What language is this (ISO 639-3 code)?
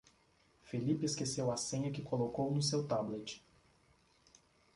por